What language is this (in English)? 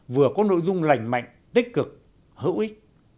Vietnamese